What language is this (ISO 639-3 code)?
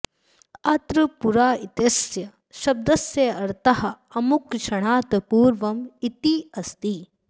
san